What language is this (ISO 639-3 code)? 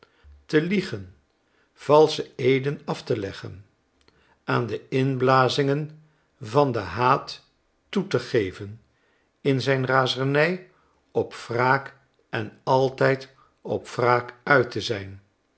nld